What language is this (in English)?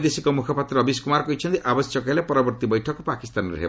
Odia